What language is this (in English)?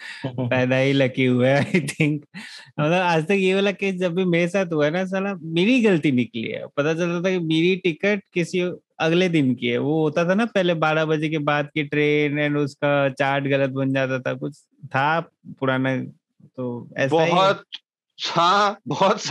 Hindi